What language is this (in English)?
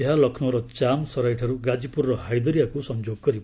Odia